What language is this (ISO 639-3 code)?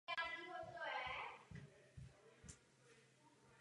ces